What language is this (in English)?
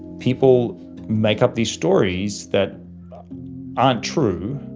English